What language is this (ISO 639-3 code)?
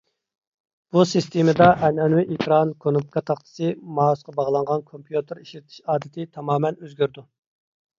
uig